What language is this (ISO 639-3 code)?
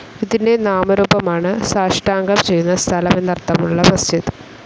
mal